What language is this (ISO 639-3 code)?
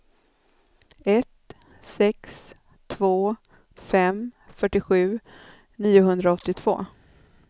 swe